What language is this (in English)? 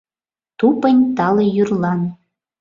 Mari